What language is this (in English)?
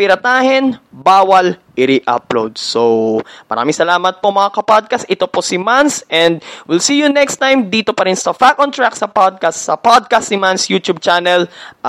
Filipino